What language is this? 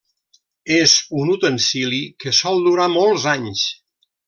Catalan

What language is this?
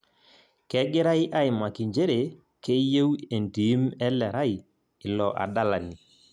Masai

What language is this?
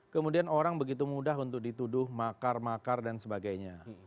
Indonesian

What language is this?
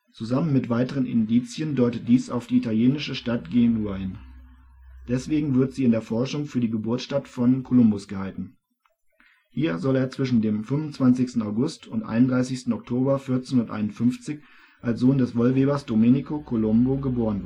German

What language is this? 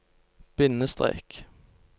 Norwegian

